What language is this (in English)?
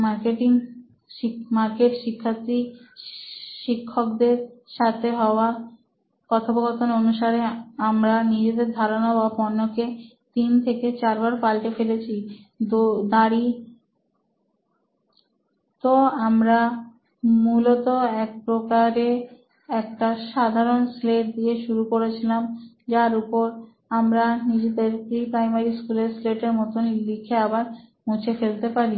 Bangla